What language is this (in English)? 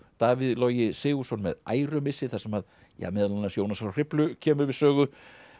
Icelandic